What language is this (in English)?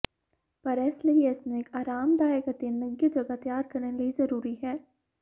Punjabi